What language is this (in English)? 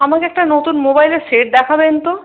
Bangla